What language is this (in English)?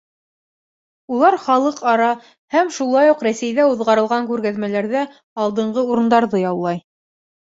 Bashkir